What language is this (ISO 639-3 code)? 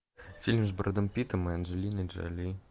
rus